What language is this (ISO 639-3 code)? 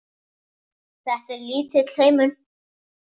isl